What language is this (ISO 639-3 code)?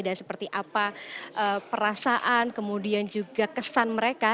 ind